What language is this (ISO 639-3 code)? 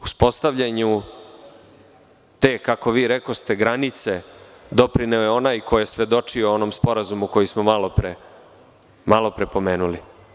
srp